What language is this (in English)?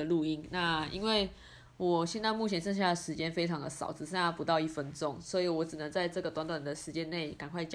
Chinese